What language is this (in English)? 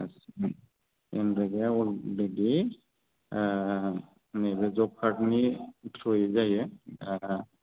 Bodo